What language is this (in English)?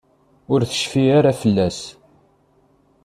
Kabyle